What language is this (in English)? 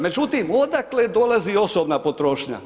Croatian